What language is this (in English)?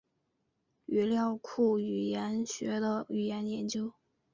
Chinese